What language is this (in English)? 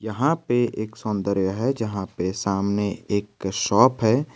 Hindi